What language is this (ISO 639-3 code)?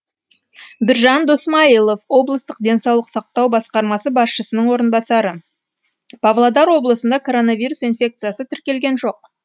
kaz